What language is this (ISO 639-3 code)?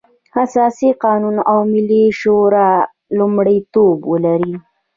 pus